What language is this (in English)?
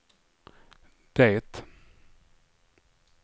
Swedish